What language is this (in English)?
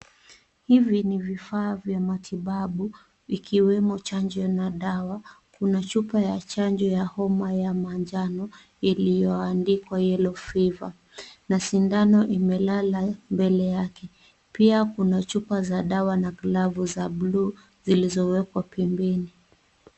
Swahili